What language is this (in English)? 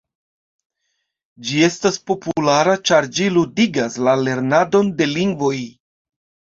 Esperanto